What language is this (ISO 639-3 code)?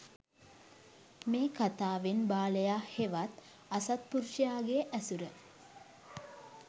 sin